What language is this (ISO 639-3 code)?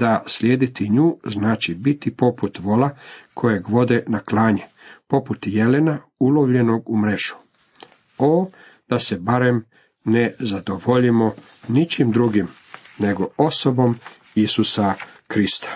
hrv